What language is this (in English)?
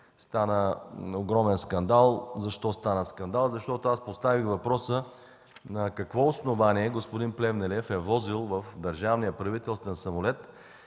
Bulgarian